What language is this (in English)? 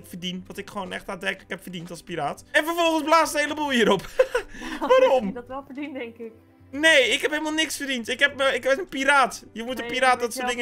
Dutch